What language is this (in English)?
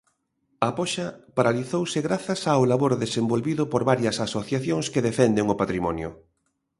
Galician